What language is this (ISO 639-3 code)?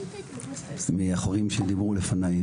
heb